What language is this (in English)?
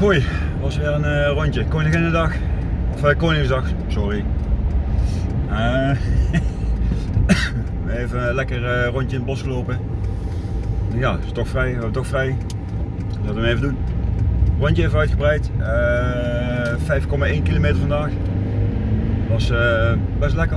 Dutch